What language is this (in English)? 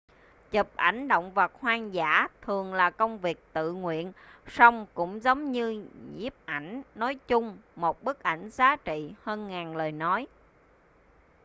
Vietnamese